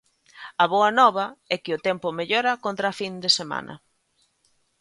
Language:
Galician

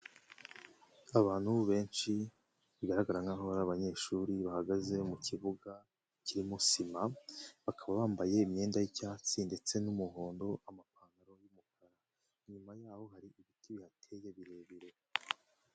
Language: Kinyarwanda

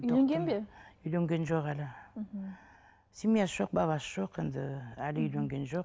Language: Kazakh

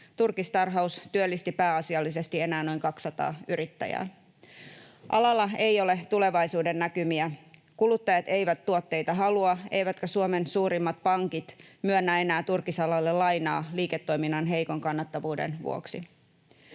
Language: Finnish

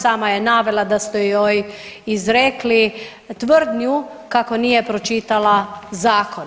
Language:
Croatian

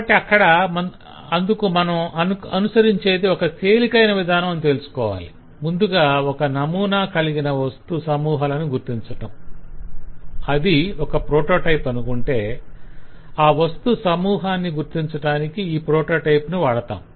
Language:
Telugu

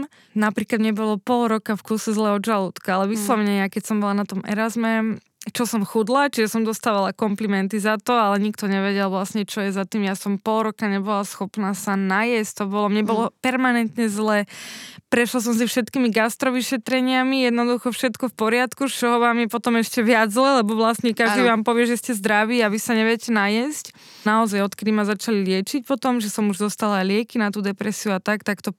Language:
Slovak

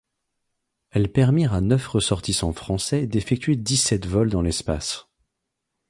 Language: French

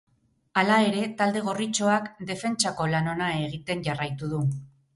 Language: Basque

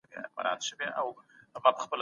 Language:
Pashto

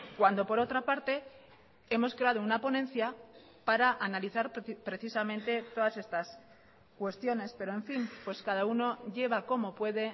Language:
Spanish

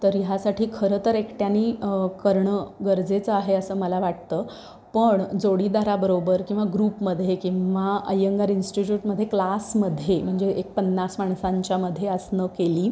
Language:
Marathi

